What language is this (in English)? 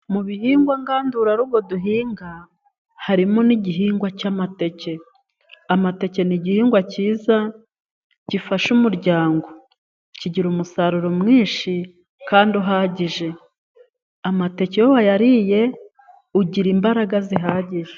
Kinyarwanda